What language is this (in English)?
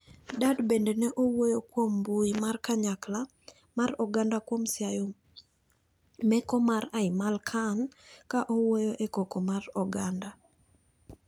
Luo (Kenya and Tanzania)